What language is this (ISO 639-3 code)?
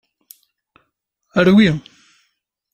kab